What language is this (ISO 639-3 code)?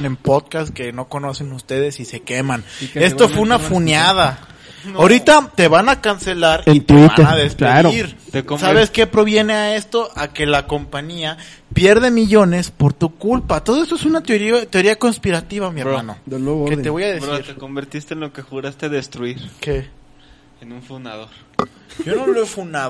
spa